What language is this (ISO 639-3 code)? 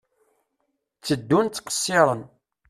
kab